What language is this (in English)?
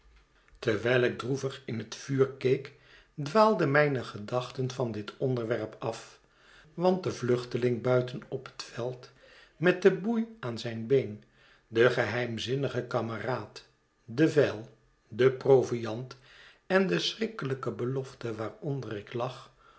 Dutch